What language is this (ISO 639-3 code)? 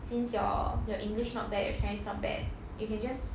eng